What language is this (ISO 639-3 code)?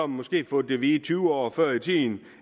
dan